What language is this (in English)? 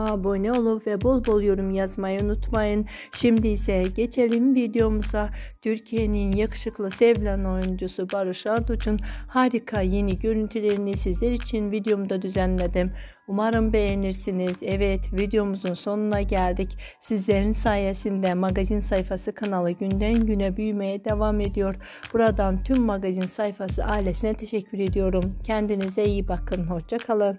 Turkish